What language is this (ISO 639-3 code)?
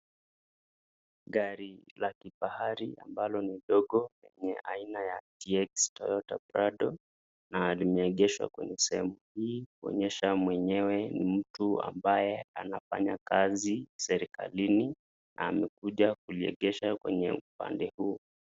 swa